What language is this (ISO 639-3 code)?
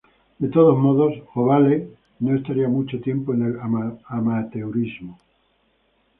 spa